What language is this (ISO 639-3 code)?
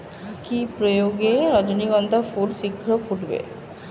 ben